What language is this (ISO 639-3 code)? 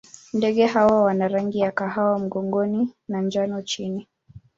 swa